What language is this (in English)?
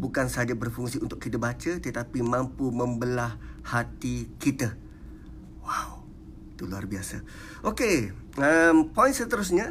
Malay